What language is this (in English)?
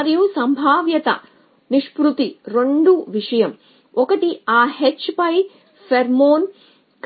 Telugu